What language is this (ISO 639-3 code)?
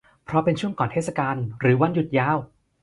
tha